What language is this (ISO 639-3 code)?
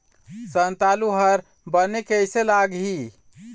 hne